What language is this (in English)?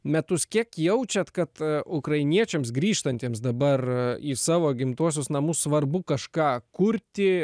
Lithuanian